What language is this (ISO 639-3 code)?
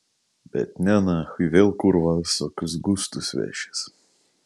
lit